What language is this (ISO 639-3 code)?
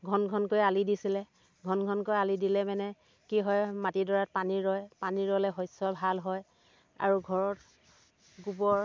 asm